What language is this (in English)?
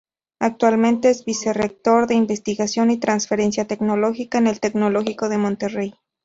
Spanish